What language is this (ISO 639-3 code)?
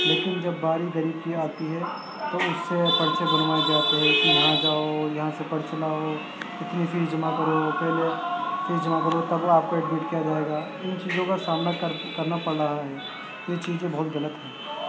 urd